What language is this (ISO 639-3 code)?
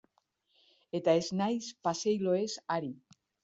eus